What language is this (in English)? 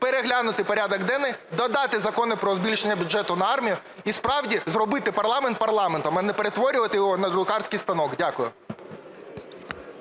Ukrainian